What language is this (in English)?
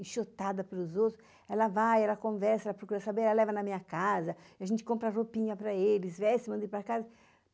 Portuguese